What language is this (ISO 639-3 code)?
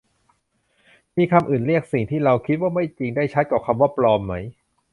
tha